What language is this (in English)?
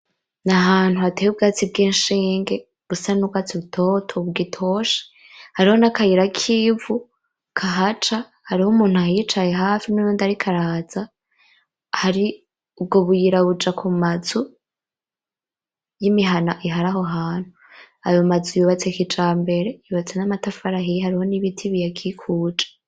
Rundi